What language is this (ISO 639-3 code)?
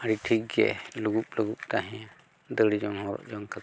sat